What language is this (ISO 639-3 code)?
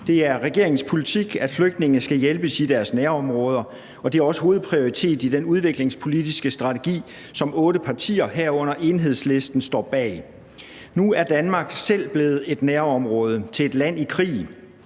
dan